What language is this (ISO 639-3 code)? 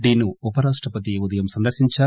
tel